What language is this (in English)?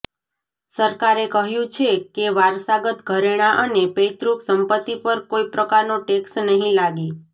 Gujarati